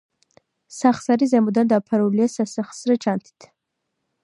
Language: Georgian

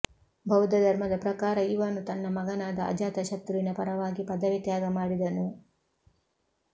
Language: Kannada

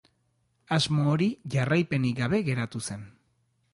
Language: Basque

